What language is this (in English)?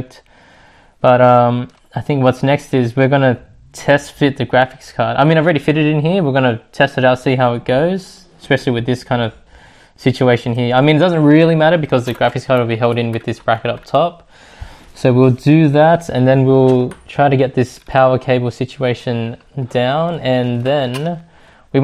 English